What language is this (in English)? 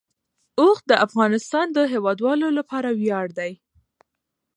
Pashto